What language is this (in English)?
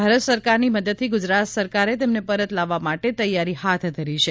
Gujarati